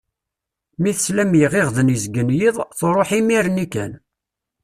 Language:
Kabyle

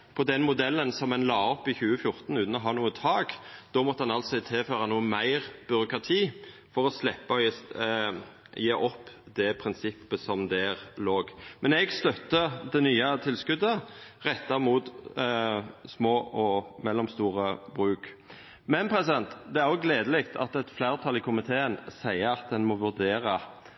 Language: Norwegian Nynorsk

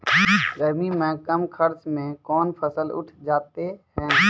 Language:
Maithili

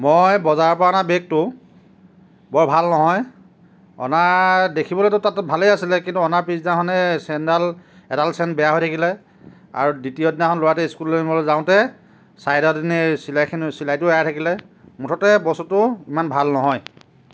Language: Assamese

